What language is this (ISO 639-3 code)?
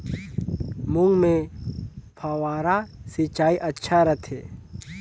hne